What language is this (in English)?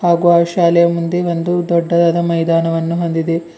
Kannada